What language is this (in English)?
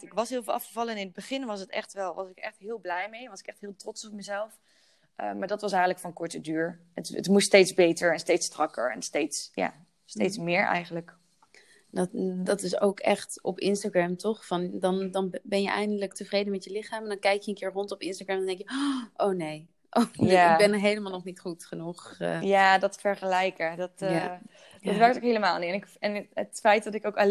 Dutch